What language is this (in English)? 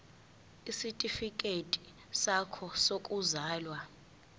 Zulu